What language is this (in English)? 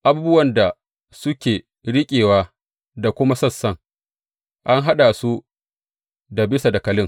Hausa